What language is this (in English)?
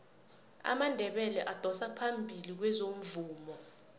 South Ndebele